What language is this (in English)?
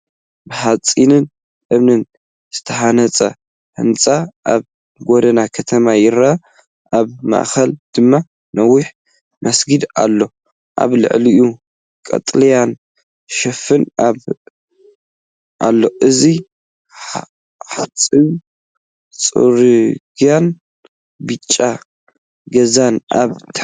Tigrinya